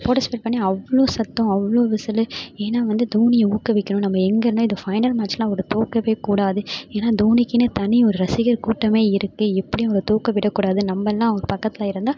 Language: Tamil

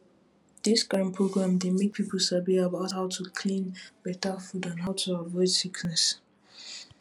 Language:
Nigerian Pidgin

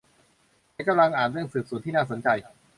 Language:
Thai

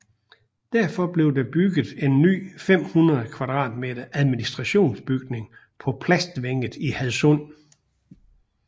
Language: Danish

